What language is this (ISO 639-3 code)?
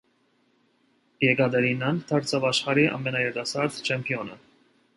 hye